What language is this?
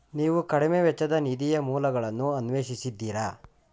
Kannada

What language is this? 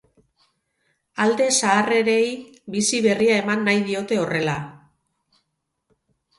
Basque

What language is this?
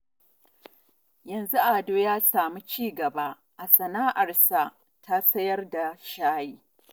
Hausa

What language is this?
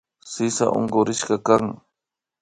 Imbabura Highland Quichua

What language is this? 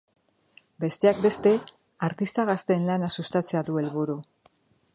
Basque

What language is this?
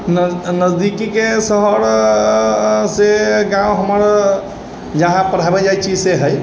Maithili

